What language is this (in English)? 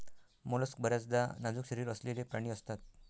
Marathi